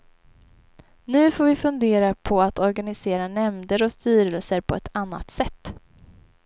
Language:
Swedish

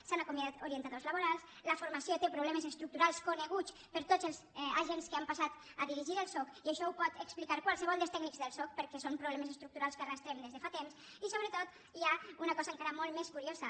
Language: Catalan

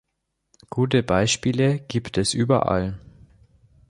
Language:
German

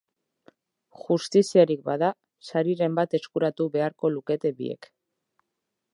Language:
Basque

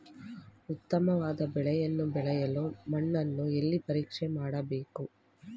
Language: Kannada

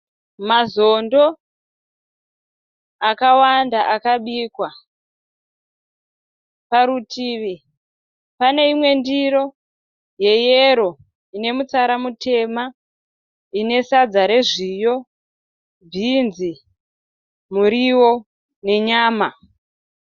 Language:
Shona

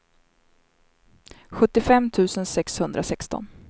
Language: Swedish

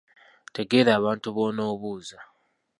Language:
Ganda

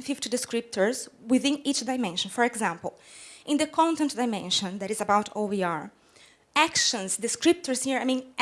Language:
English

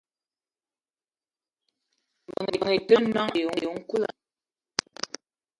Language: Eton (Cameroon)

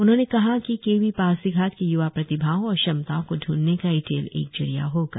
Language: Hindi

